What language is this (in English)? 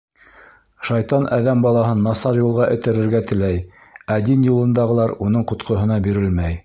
Bashkir